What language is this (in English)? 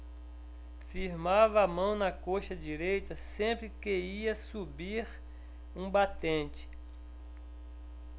Portuguese